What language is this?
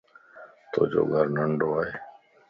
Lasi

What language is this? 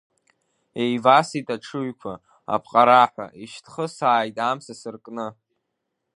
Abkhazian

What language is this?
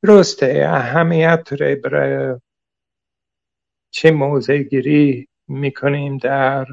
Persian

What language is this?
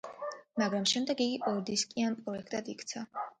Georgian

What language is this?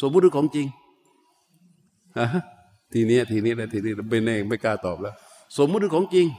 Thai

